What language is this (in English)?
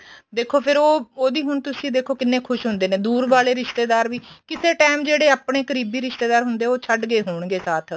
Punjabi